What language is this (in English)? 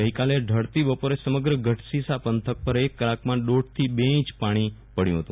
Gujarati